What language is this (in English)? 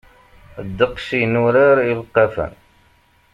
Kabyle